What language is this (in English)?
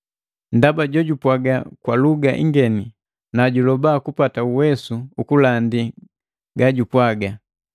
Matengo